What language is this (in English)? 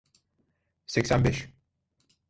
Turkish